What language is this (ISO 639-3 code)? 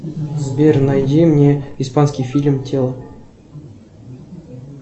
rus